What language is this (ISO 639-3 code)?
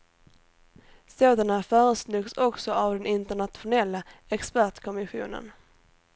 swe